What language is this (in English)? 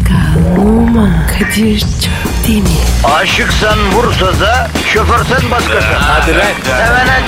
Turkish